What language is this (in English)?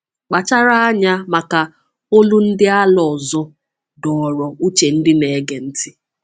Igbo